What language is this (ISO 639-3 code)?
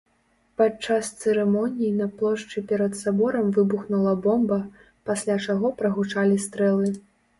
bel